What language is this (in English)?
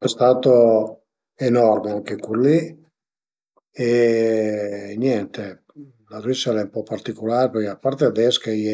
Piedmontese